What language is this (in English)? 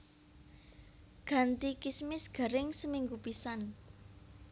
Javanese